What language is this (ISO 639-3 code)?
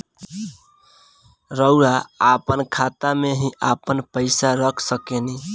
bho